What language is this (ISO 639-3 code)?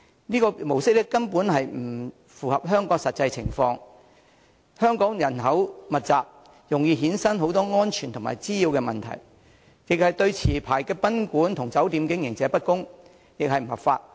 yue